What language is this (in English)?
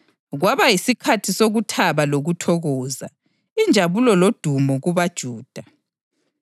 North Ndebele